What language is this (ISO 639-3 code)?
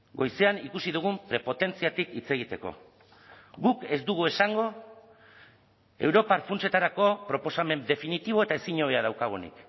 eus